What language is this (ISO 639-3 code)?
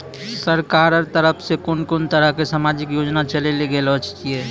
mai